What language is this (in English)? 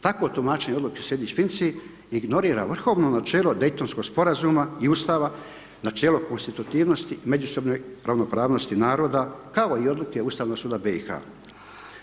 Croatian